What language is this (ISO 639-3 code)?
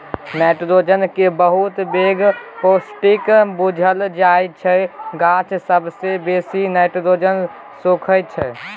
mai